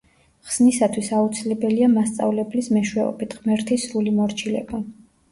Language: Georgian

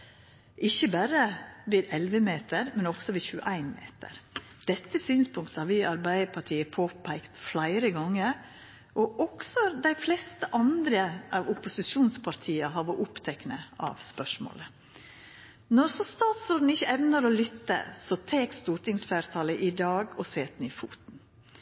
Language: Norwegian Nynorsk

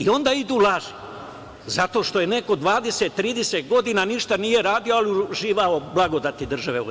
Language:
Serbian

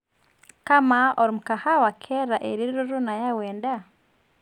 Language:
Masai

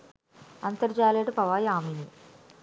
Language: Sinhala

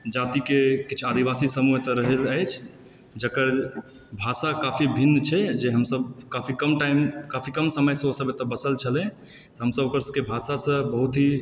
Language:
Maithili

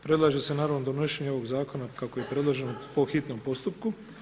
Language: Croatian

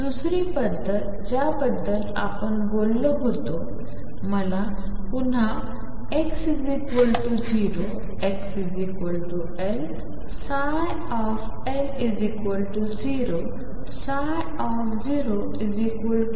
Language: Marathi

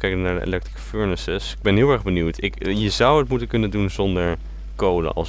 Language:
Dutch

